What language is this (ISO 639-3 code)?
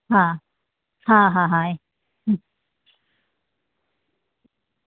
guj